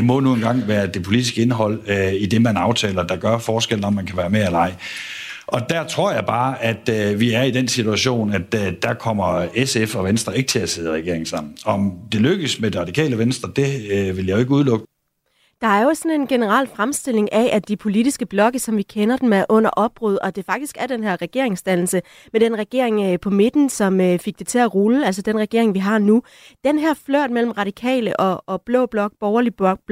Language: Danish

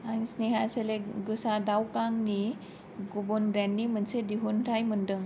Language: Bodo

